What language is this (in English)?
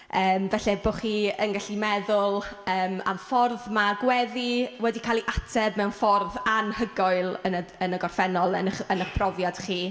Welsh